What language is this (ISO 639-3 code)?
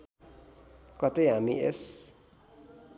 nep